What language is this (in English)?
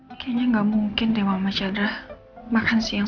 Indonesian